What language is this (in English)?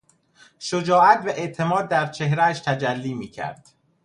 Persian